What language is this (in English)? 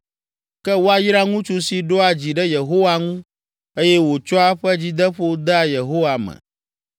Ewe